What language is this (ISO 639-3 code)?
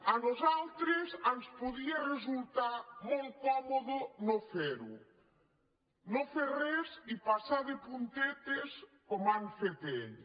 cat